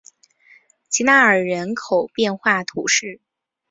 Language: Chinese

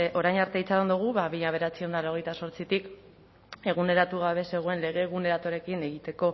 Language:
Basque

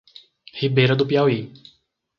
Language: Portuguese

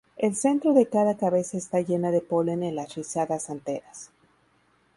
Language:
Spanish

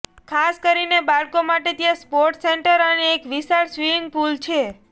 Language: Gujarati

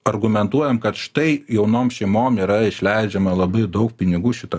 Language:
Lithuanian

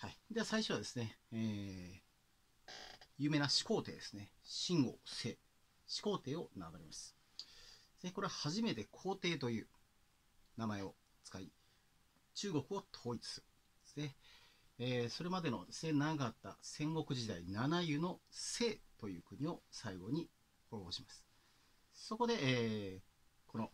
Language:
Japanese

